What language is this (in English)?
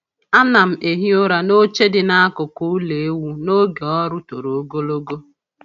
Igbo